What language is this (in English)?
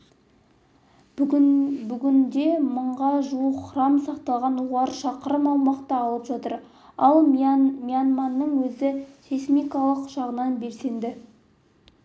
Kazakh